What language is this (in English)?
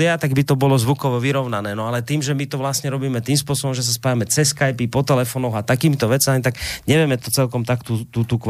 Slovak